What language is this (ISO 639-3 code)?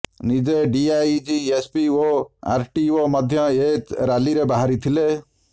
ori